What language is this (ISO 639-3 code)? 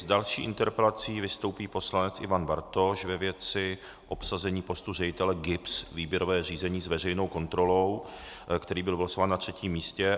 ces